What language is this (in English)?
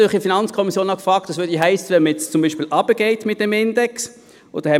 Swiss German